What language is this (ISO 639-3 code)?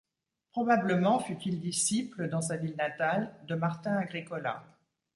fra